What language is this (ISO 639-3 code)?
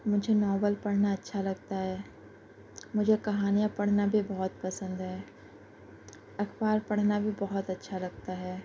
urd